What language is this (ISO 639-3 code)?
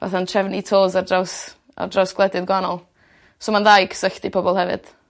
cym